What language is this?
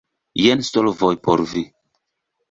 Esperanto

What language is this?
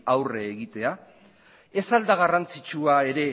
Basque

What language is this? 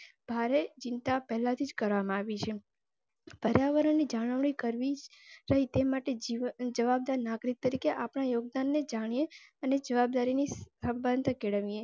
Gujarati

